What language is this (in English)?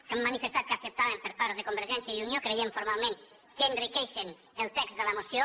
Catalan